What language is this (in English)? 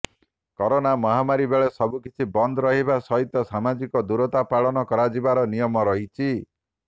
Odia